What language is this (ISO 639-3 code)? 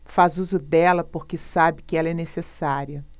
por